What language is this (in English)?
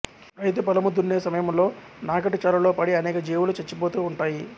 Telugu